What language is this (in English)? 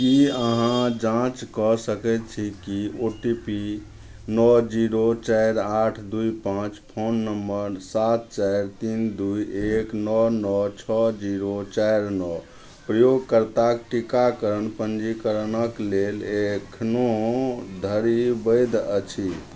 Maithili